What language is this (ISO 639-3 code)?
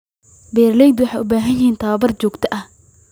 som